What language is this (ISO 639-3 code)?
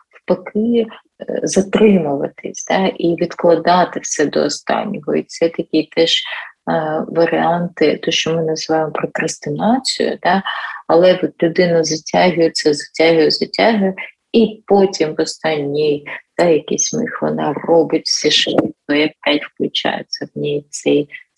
ukr